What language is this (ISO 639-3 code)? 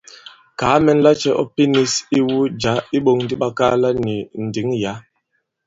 abb